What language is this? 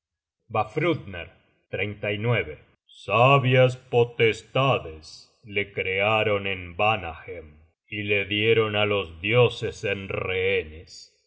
Spanish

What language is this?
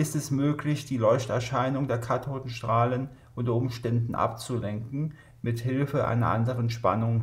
German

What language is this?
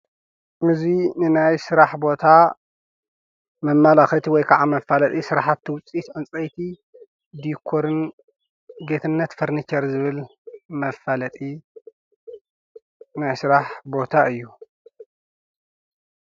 Tigrinya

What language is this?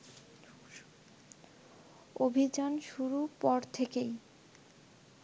Bangla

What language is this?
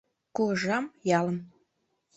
Mari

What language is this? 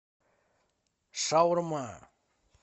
Russian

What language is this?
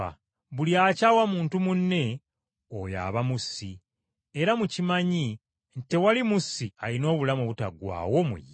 Ganda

